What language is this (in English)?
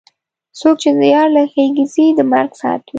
Pashto